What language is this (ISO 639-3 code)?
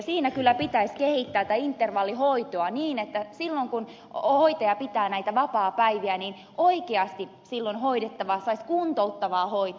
fin